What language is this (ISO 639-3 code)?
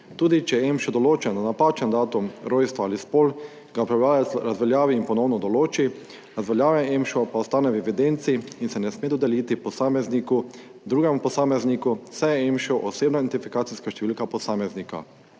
slv